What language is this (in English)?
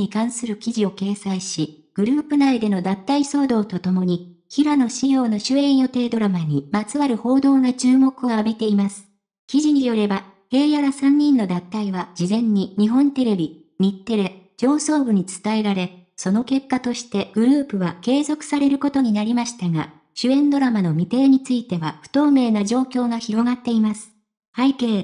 Japanese